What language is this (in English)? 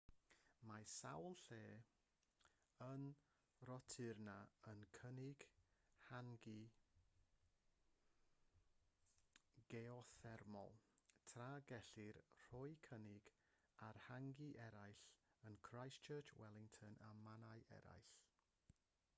Welsh